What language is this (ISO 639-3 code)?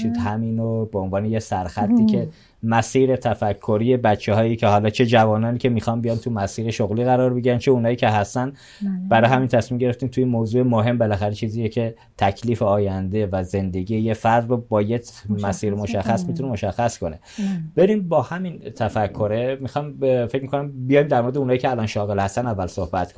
fas